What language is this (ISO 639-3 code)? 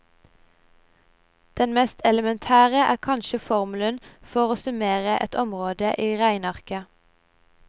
nor